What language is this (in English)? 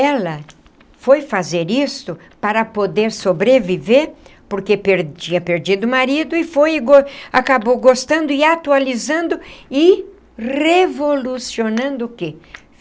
Portuguese